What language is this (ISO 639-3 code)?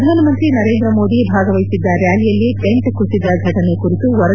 kan